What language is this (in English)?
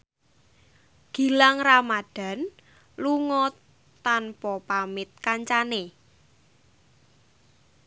Javanese